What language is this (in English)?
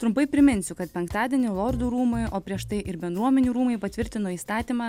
Lithuanian